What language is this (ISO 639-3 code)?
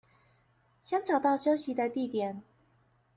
zho